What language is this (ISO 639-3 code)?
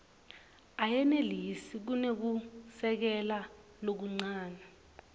ssw